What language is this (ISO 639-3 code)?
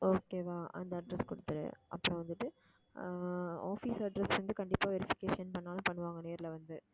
tam